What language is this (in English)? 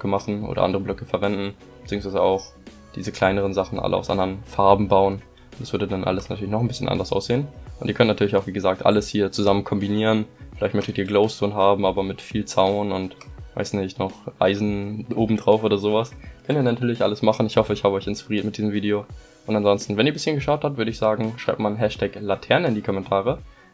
German